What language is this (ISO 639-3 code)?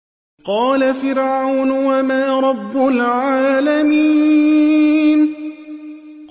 ara